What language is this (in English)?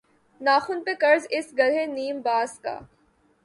Urdu